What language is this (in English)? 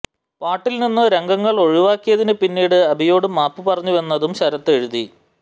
Malayalam